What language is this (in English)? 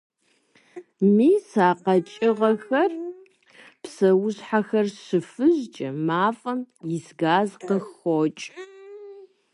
Kabardian